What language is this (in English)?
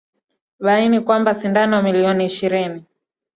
Swahili